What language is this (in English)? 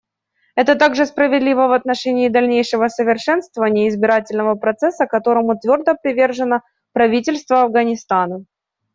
Russian